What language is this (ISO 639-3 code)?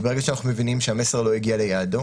heb